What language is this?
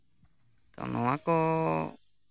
Santali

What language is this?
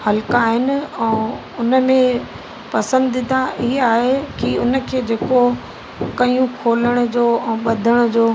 Sindhi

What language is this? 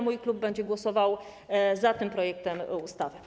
Polish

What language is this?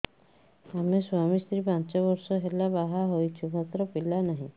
Odia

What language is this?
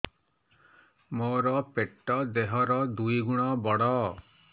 Odia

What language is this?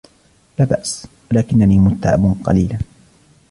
Arabic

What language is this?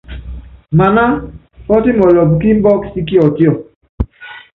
Yangben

